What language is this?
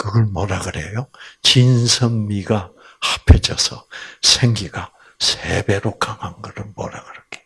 Korean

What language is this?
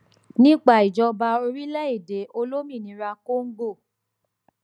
Yoruba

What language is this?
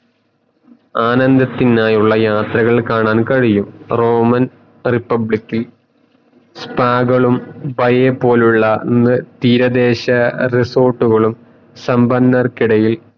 Malayalam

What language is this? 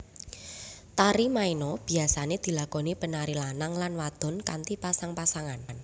Javanese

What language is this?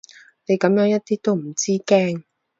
Cantonese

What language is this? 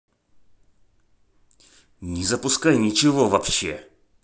Russian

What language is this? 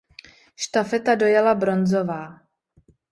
Czech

